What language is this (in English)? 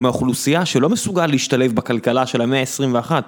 Hebrew